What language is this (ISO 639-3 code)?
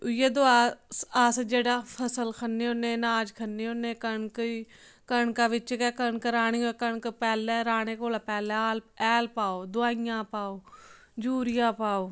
doi